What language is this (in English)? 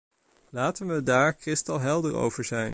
Dutch